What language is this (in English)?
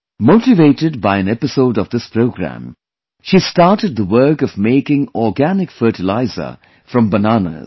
English